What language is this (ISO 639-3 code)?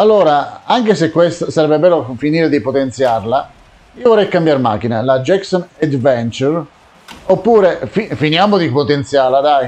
ita